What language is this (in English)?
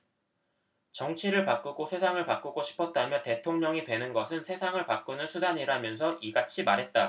Korean